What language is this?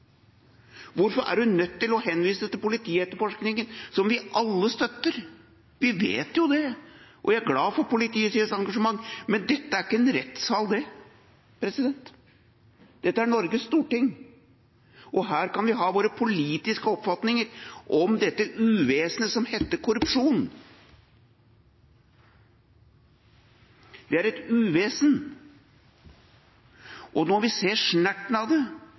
Norwegian Bokmål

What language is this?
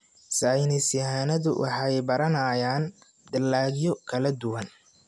Somali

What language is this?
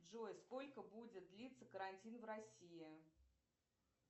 Russian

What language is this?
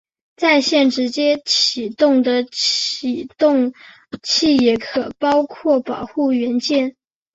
Chinese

